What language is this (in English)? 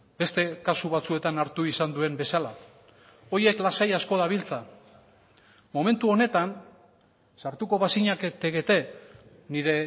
Basque